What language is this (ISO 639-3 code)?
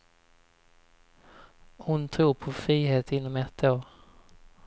swe